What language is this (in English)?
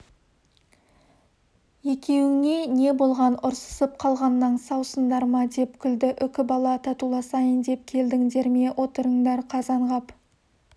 Kazakh